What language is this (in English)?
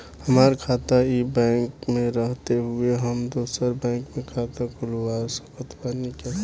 Bhojpuri